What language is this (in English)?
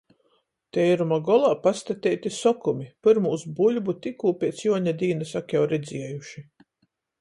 Latgalian